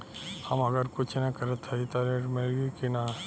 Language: Bhojpuri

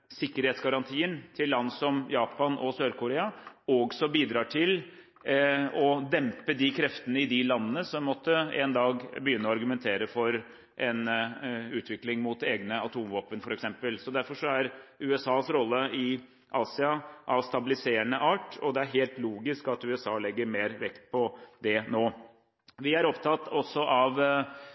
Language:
Norwegian Bokmål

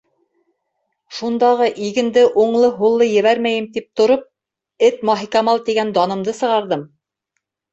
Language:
Bashkir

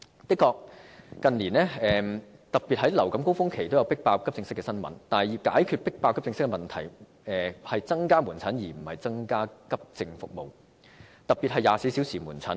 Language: Cantonese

